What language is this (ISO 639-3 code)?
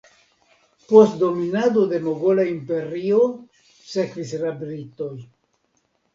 epo